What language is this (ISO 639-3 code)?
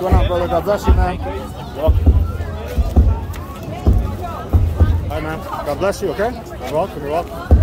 eng